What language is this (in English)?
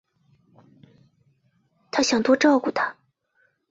Chinese